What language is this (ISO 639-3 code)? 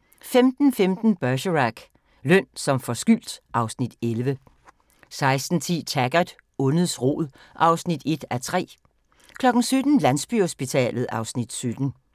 dan